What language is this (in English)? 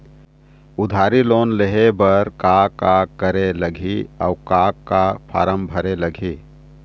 Chhattisgarhi